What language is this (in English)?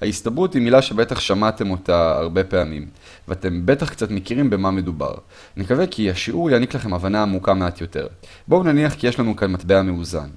Hebrew